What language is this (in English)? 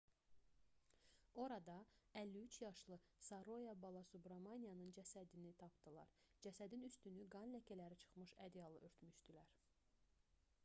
Azerbaijani